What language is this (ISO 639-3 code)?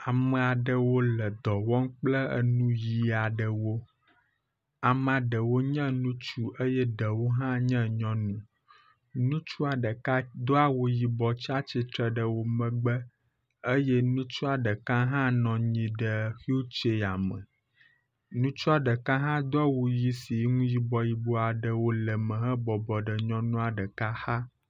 ewe